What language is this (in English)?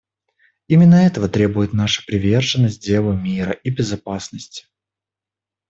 Russian